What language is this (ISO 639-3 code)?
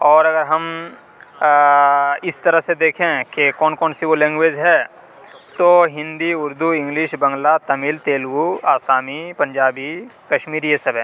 urd